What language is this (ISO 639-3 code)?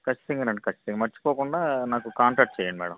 tel